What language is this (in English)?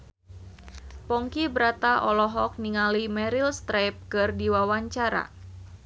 Sundanese